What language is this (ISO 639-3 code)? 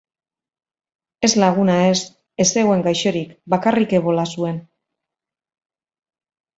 eus